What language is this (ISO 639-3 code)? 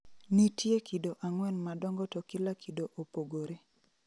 luo